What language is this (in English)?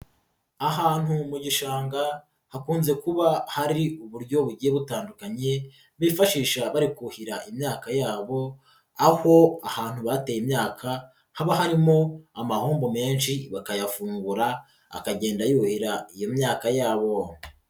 Kinyarwanda